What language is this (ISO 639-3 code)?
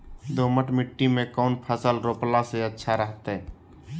mag